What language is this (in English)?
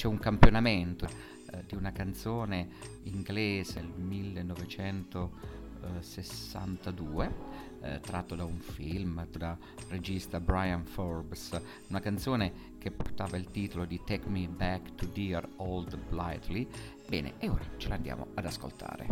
Italian